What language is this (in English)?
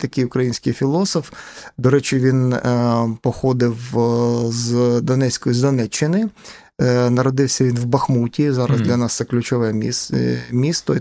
Ukrainian